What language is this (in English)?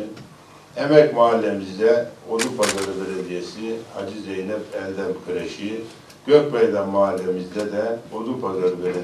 Turkish